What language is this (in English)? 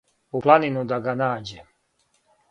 Serbian